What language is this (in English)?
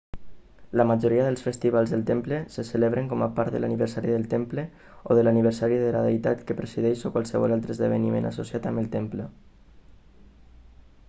Catalan